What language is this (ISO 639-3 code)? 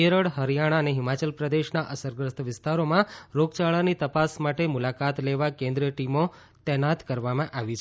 guj